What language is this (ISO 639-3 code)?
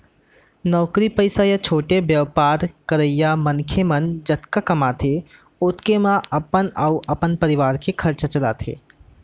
hne